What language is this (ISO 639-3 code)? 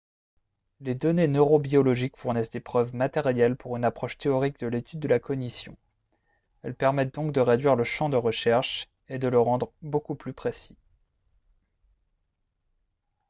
fra